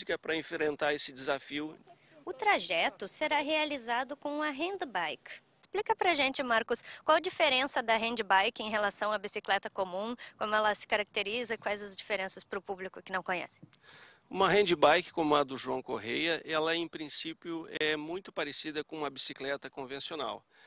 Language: Portuguese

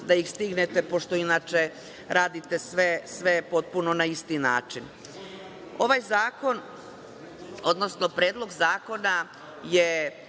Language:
Serbian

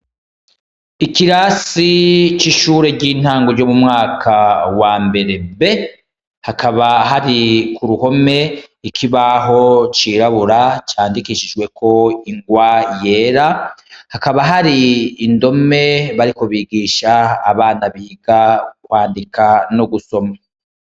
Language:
Rundi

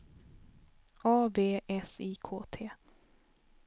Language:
Swedish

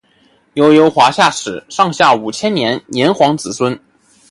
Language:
Chinese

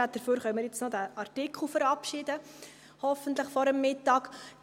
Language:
Swiss German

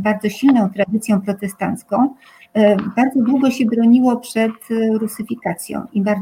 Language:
Polish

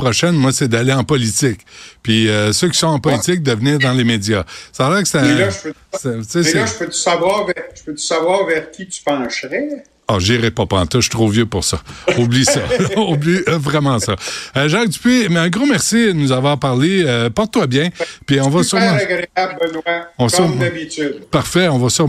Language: French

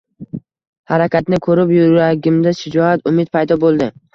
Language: Uzbek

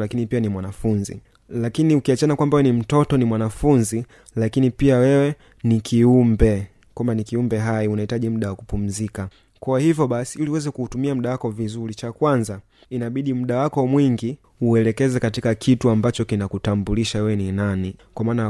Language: Swahili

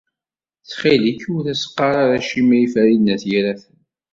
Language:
Kabyle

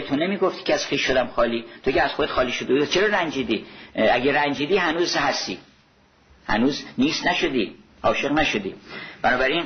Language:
Persian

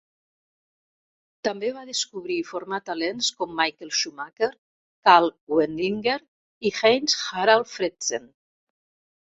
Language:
Catalan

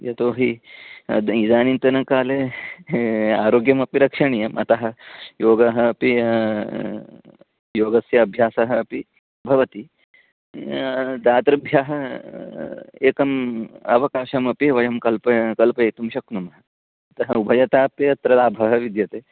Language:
Sanskrit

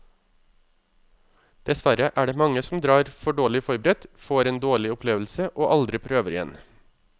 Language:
Norwegian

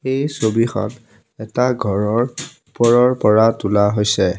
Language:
Assamese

